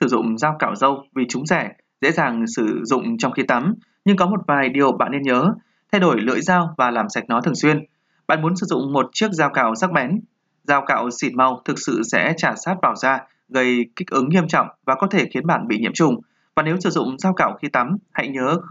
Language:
Vietnamese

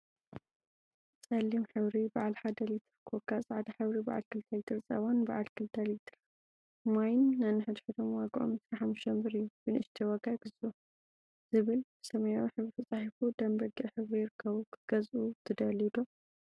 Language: Tigrinya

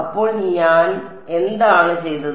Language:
Malayalam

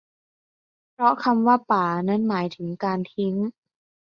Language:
Thai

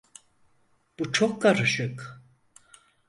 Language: Turkish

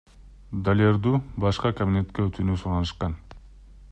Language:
Kyrgyz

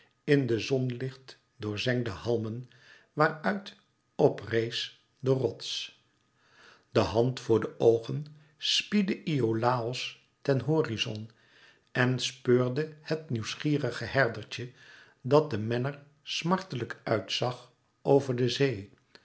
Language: Dutch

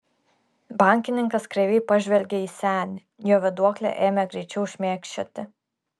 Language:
Lithuanian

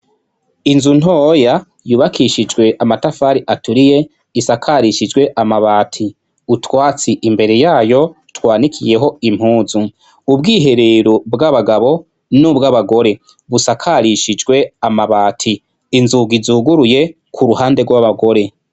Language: Rundi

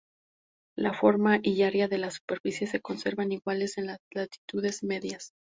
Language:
Spanish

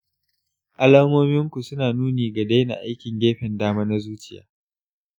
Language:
Hausa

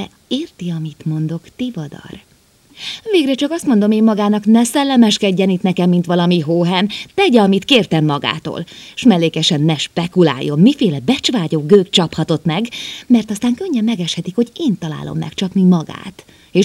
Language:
Hungarian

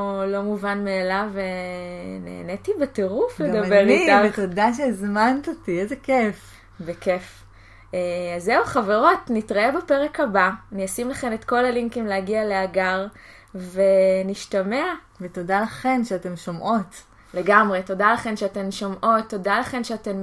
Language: Hebrew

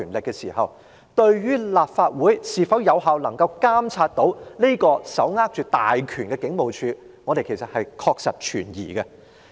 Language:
Cantonese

